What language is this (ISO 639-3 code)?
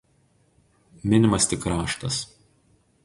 lit